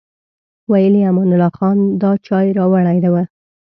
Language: Pashto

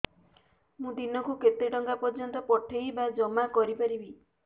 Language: Odia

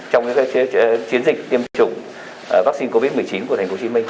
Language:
Vietnamese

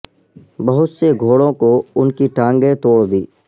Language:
Urdu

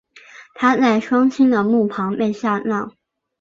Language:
Chinese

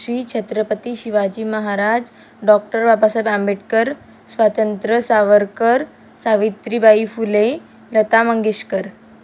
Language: Marathi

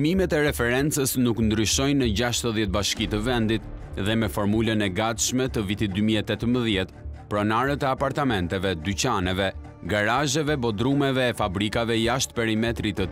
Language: Romanian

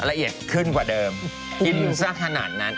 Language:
Thai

